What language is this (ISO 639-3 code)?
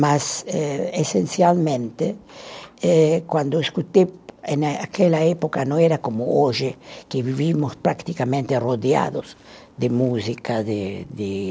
por